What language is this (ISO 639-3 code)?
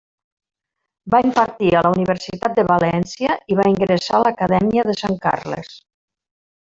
cat